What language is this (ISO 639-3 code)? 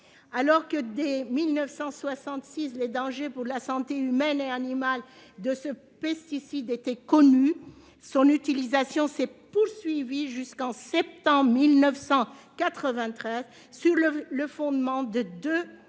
fra